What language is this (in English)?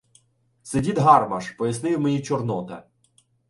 Ukrainian